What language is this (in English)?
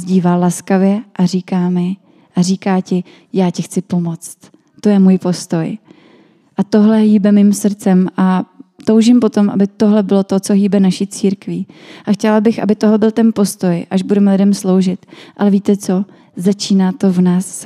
Czech